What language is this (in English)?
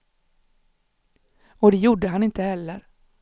Swedish